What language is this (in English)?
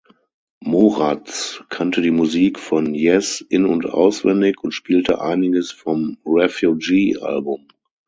German